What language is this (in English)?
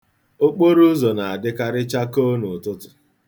Igbo